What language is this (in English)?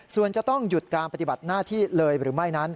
Thai